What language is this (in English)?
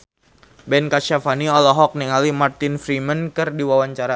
Sundanese